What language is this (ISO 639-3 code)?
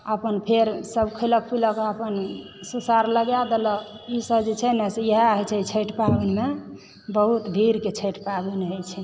mai